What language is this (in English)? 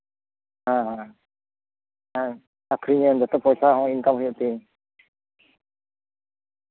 Santali